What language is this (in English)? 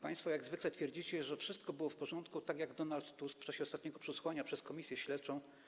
Polish